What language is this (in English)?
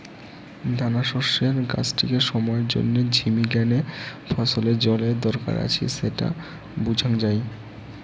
Bangla